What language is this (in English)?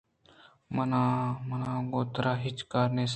Eastern Balochi